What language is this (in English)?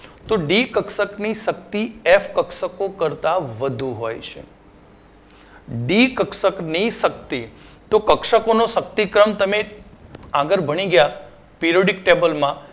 Gujarati